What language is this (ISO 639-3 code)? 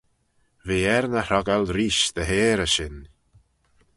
glv